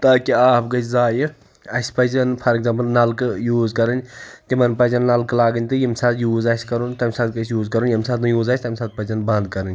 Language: Kashmiri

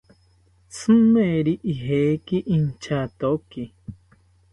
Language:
South Ucayali Ashéninka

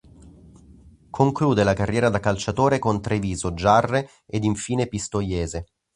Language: Italian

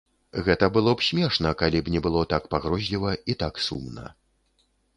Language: Belarusian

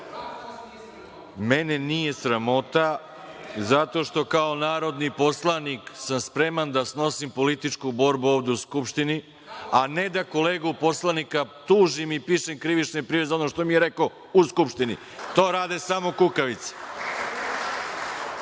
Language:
Serbian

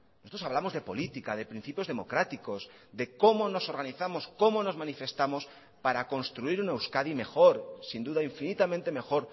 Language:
Spanish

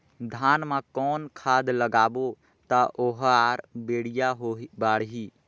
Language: Chhattisgarhi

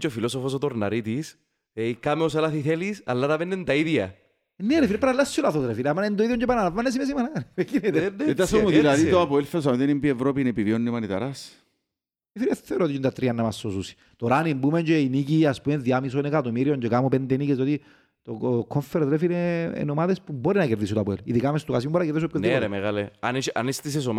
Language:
Greek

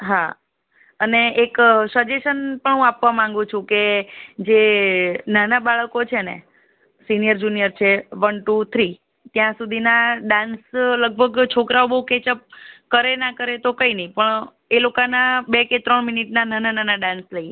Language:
Gujarati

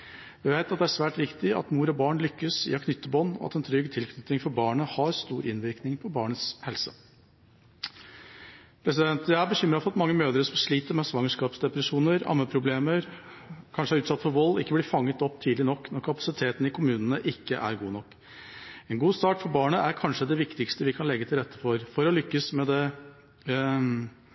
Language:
Norwegian Bokmål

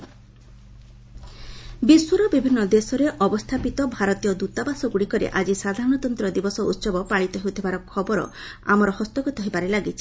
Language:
Odia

